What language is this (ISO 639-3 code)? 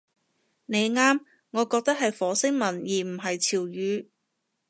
yue